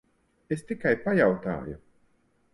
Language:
Latvian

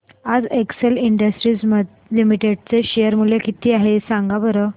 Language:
Marathi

